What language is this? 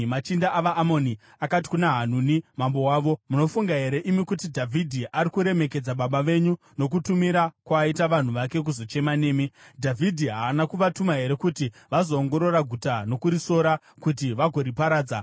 Shona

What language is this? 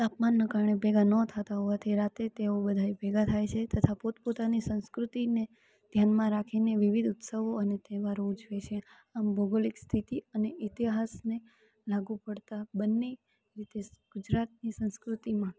Gujarati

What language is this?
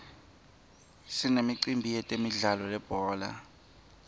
Swati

